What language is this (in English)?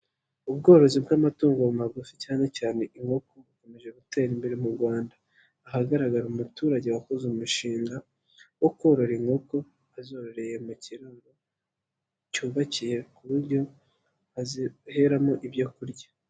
Kinyarwanda